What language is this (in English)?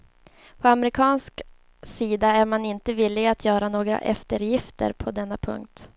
Swedish